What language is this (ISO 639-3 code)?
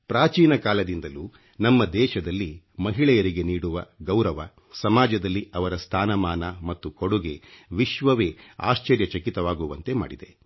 kan